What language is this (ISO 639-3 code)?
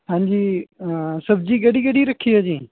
pan